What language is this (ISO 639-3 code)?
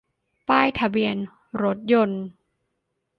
tha